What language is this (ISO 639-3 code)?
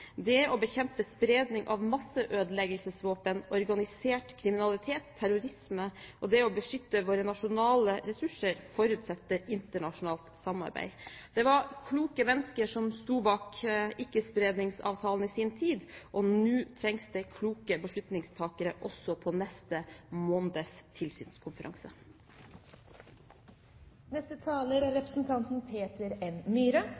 nob